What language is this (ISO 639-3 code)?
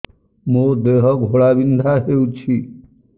ori